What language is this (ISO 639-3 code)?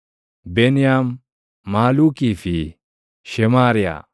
orm